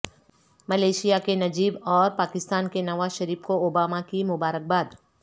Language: Urdu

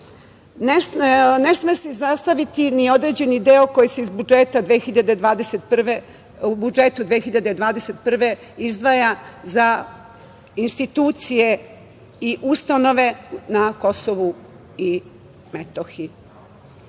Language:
Serbian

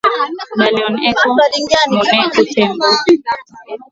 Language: Swahili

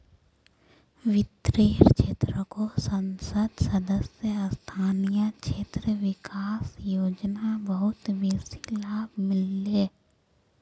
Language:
Magahi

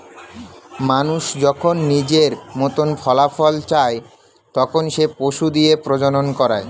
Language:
Bangla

